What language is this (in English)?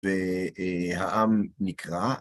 Hebrew